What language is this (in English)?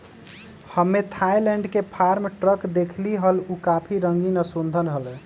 Magahi